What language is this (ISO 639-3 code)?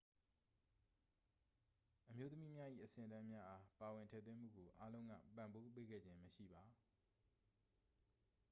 mya